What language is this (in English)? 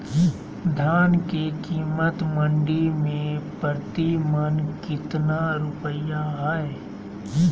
Magahi